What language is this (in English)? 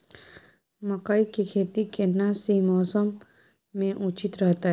Maithili